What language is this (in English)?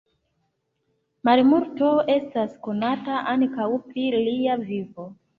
Esperanto